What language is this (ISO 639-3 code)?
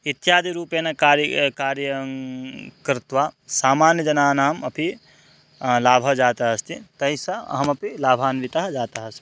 san